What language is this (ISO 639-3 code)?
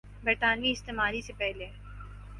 urd